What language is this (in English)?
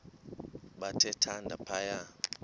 Xhosa